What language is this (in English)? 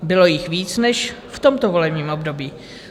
Czech